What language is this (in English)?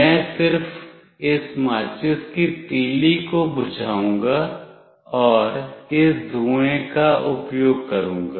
Hindi